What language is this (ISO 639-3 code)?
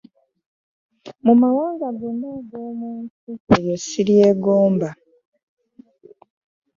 lug